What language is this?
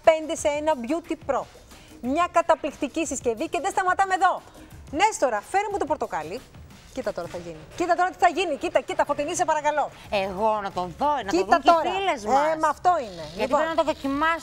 Greek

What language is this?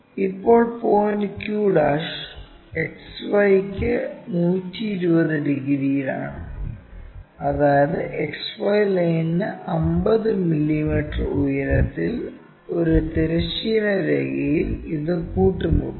Malayalam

